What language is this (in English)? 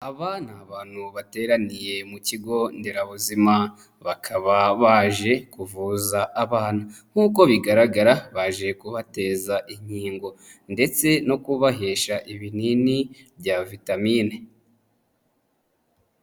Kinyarwanda